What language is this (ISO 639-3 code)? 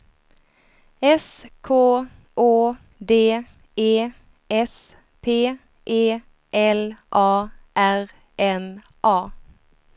swe